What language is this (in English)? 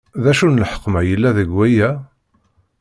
Kabyle